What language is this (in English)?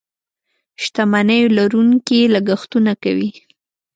Pashto